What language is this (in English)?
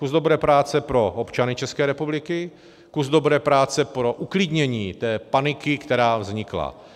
Czech